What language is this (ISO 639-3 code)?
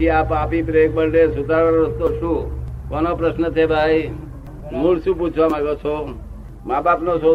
guj